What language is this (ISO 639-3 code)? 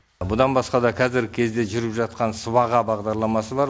kaz